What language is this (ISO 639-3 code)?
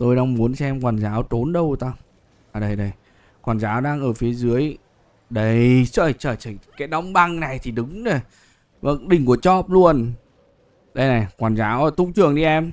vie